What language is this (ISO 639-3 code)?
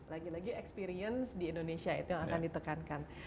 ind